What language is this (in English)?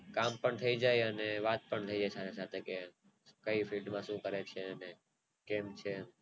Gujarati